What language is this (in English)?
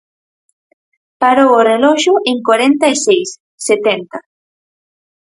Galician